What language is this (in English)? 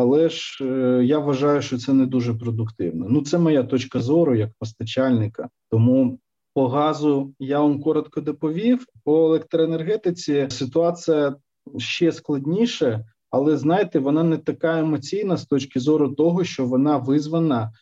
Ukrainian